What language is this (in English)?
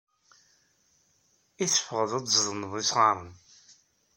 Kabyle